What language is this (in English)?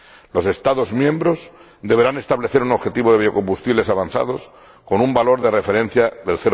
Spanish